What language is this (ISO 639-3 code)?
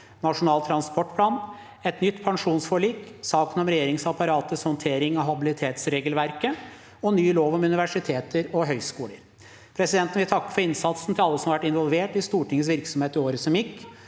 nor